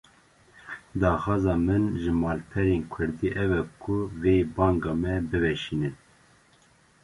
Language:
Kurdish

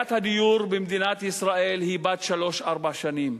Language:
Hebrew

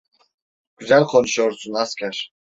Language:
Turkish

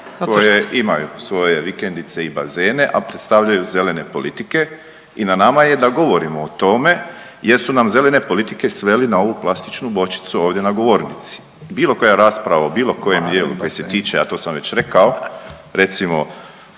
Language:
Croatian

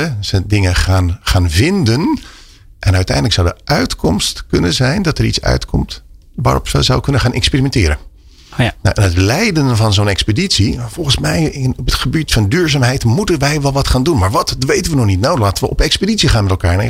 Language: Dutch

